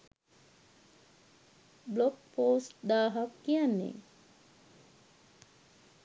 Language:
Sinhala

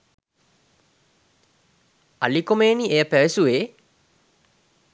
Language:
Sinhala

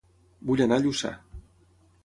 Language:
Catalan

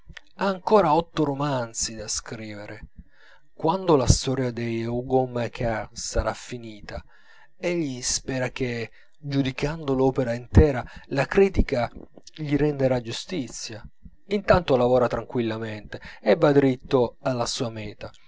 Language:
Italian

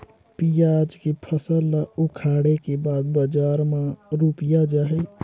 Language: Chhattisgarhi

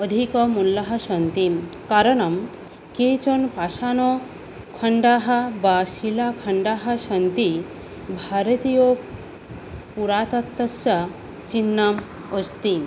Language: Sanskrit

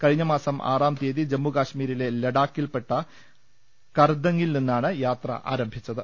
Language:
Malayalam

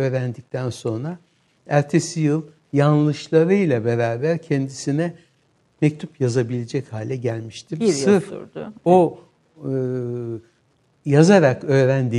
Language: Turkish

